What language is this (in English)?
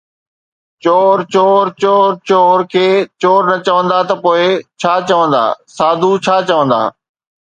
Sindhi